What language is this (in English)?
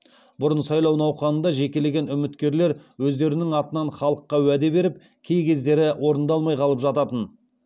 Kazakh